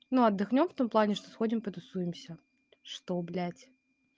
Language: Russian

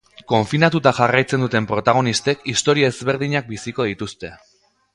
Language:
Basque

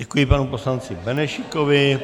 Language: Czech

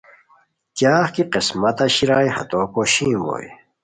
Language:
Khowar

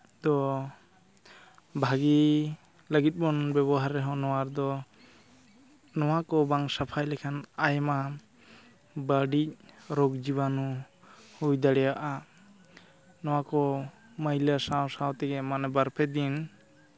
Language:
Santali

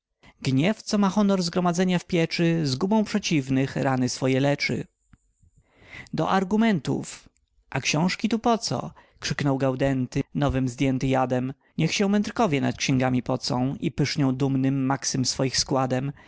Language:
Polish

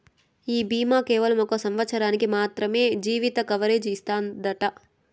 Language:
Telugu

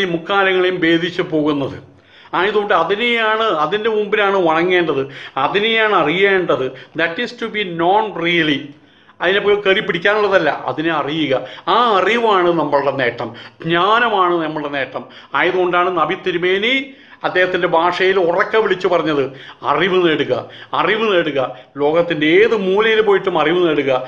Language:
Turkish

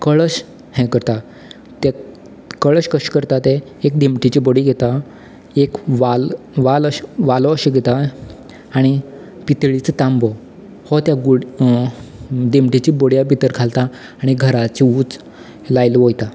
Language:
Konkani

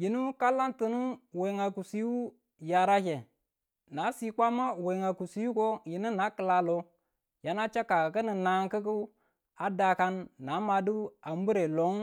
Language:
Tula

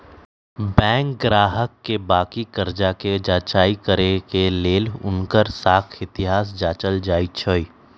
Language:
Magahi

